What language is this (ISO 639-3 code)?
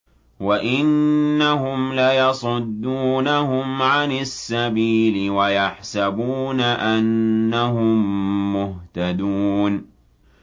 ara